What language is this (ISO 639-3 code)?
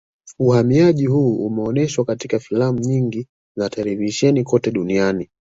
swa